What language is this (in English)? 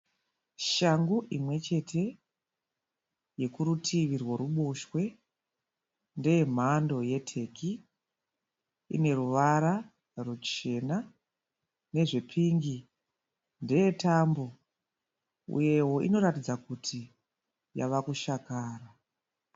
Shona